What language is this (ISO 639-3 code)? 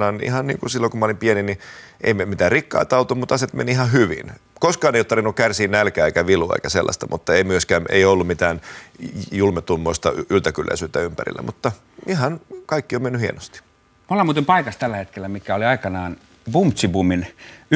fin